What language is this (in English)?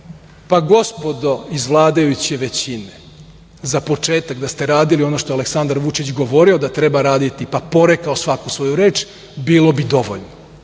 Serbian